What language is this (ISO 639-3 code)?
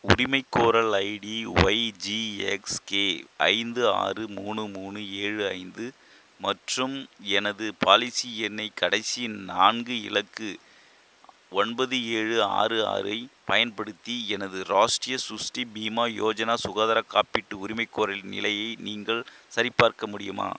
tam